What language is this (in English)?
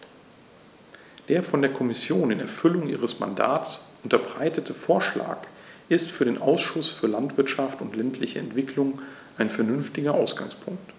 German